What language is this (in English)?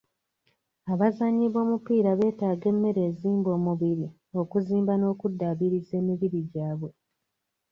Ganda